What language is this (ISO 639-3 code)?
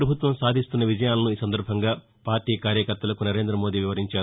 tel